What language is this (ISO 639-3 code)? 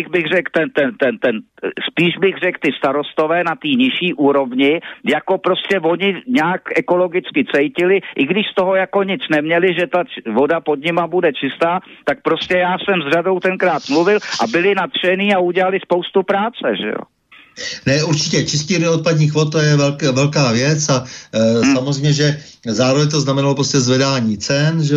ces